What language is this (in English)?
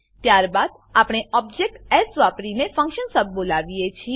Gujarati